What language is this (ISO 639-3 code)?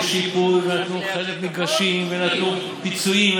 heb